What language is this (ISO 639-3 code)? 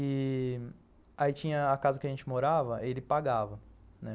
por